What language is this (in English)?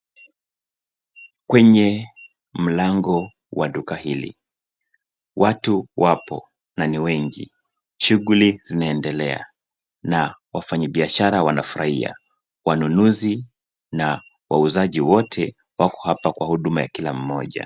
Swahili